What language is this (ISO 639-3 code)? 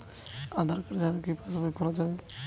ben